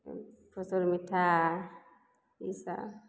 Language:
Maithili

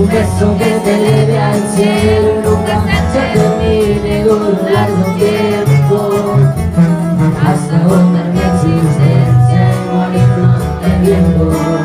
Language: Spanish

